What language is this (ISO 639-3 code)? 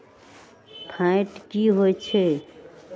mag